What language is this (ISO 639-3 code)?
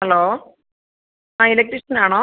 mal